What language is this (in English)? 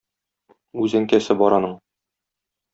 Tatar